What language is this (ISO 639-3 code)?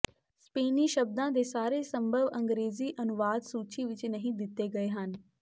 pan